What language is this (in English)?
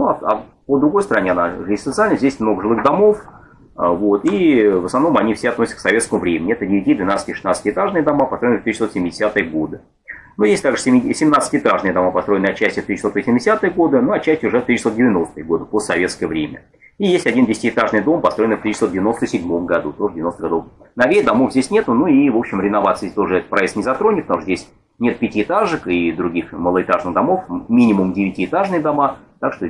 Russian